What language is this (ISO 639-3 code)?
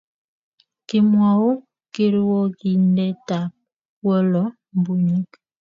kln